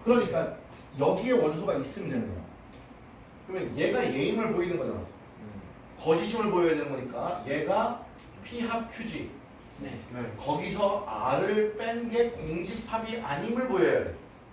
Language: Korean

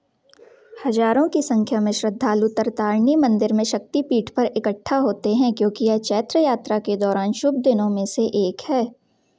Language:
Hindi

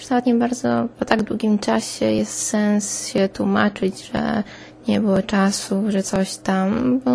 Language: Polish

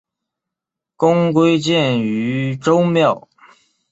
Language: Chinese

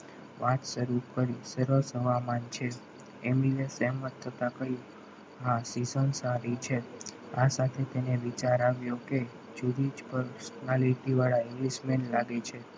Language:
Gujarati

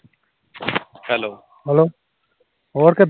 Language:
Punjabi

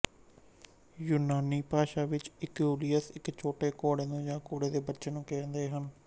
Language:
Punjabi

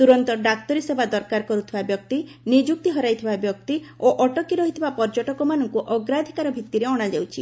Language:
Odia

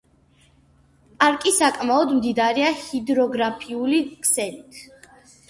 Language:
Georgian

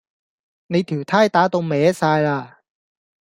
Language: Cantonese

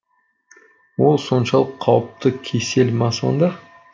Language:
Kazakh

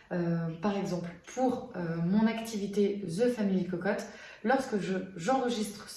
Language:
French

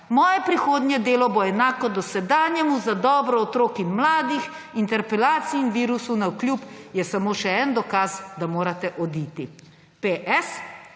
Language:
Slovenian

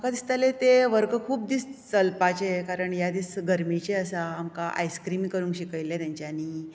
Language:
Konkani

